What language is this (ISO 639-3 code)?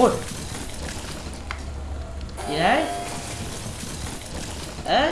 vie